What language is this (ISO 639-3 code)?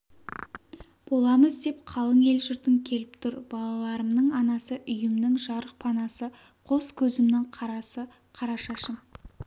kaz